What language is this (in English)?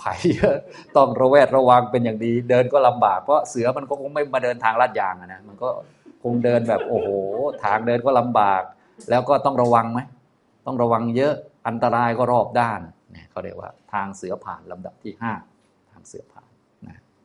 Thai